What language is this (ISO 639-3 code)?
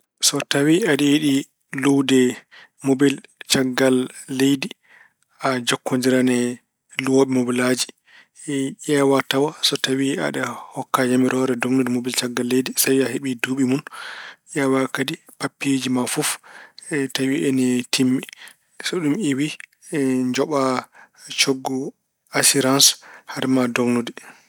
ful